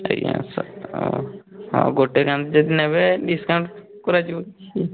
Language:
Odia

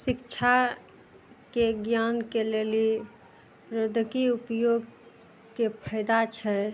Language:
Maithili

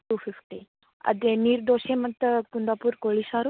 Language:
Kannada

